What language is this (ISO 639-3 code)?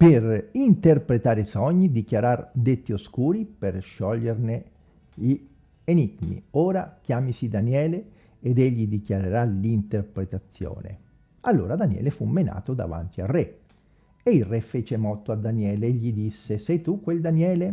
ita